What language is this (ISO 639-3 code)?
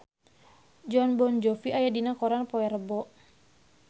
sun